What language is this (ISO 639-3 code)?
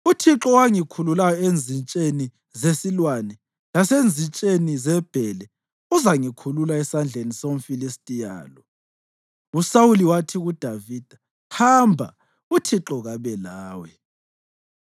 nde